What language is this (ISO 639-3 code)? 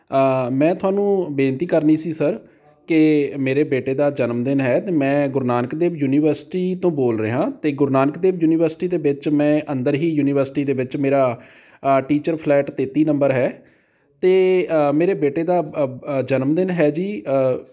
pan